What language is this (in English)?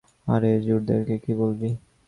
Bangla